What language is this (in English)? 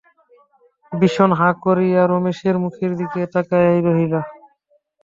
Bangla